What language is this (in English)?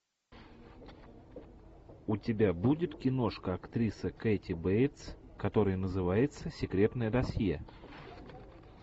Russian